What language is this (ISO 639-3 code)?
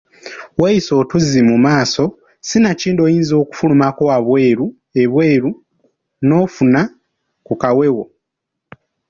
lug